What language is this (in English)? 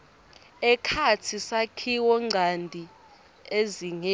Swati